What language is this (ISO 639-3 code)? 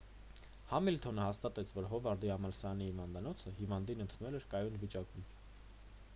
hye